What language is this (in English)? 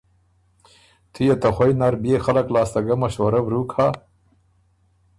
Ormuri